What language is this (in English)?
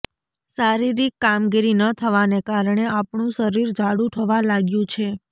Gujarati